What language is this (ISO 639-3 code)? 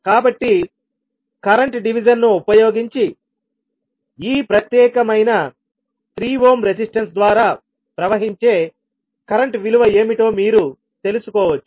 tel